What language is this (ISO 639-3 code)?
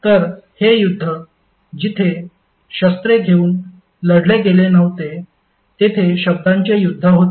mar